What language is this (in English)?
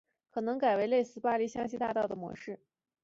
Chinese